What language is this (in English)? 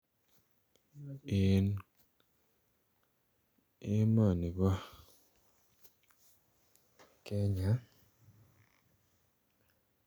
Kalenjin